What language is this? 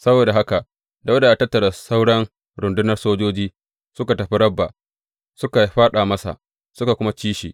Hausa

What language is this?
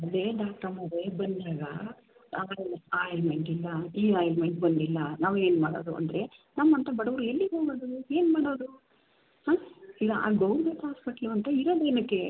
Kannada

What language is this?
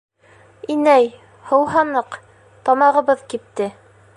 Bashkir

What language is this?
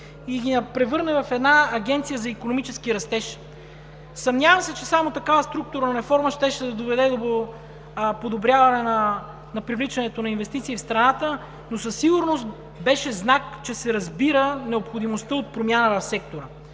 Bulgarian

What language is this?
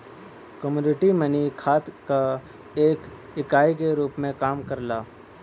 Bhojpuri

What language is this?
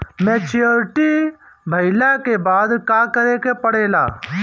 Bhojpuri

